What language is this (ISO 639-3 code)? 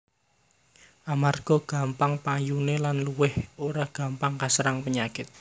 jav